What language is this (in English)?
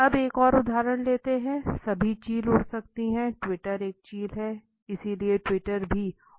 Hindi